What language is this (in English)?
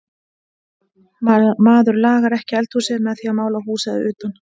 Icelandic